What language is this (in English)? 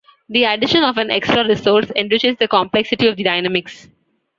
English